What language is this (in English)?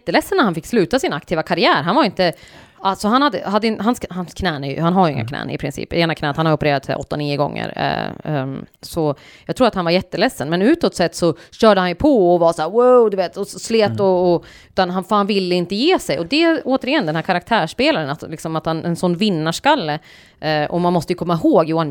Swedish